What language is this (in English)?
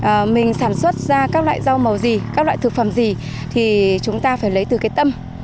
Vietnamese